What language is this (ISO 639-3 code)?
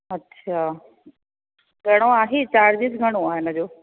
snd